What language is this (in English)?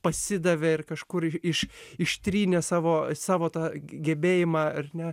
Lithuanian